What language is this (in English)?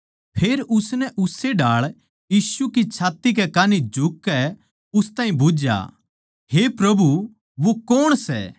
Haryanvi